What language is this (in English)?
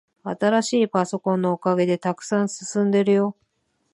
Japanese